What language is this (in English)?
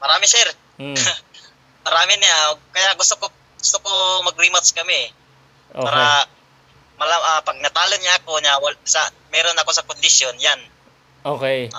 Filipino